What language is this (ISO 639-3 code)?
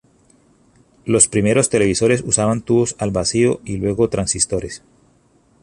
spa